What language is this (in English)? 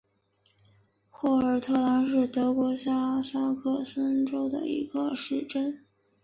Chinese